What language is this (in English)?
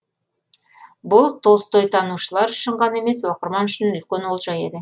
Kazakh